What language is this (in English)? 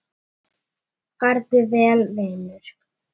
Icelandic